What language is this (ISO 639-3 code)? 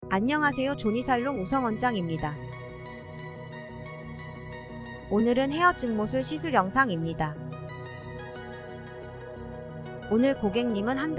kor